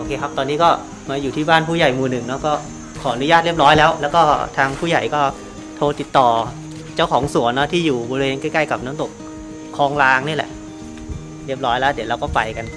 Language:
Thai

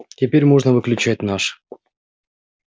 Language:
Russian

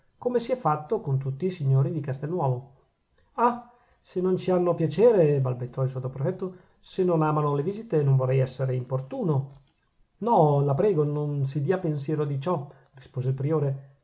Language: Italian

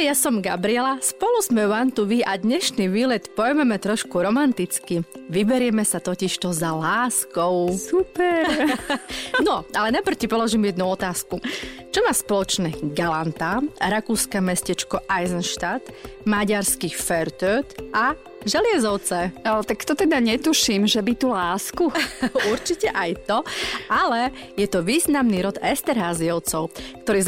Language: Slovak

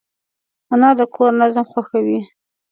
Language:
Pashto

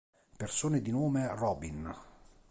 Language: Italian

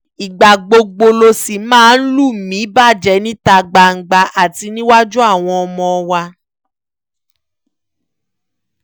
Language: Yoruba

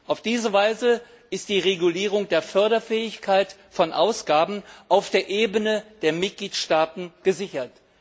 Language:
German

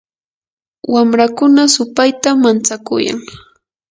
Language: Yanahuanca Pasco Quechua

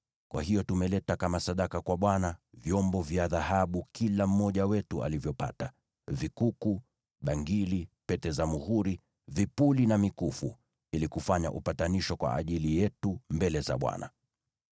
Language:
Swahili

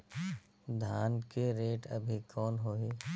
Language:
Chhattisgarhi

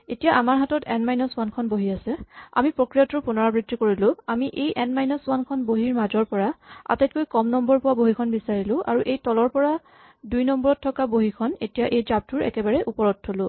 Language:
Assamese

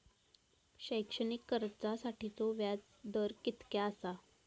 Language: Marathi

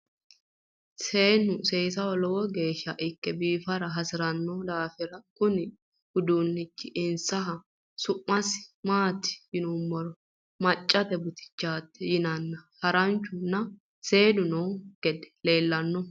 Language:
Sidamo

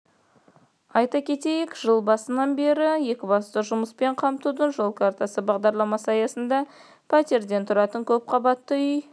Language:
Kazakh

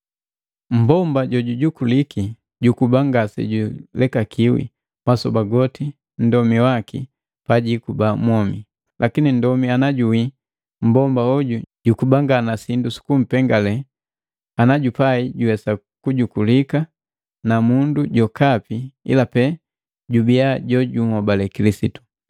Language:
Matengo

